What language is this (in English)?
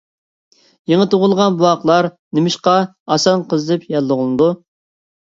Uyghur